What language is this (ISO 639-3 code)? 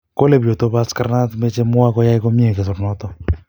kln